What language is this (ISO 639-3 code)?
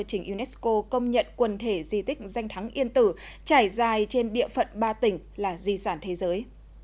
vie